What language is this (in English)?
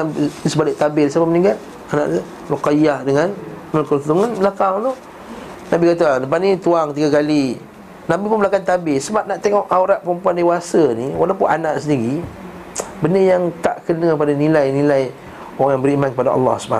Malay